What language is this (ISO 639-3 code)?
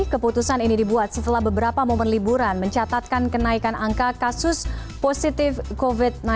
ind